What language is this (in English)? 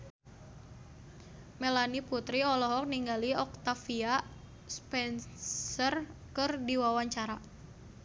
Sundanese